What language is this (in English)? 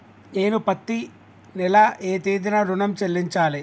Telugu